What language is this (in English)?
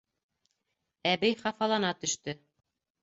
Bashkir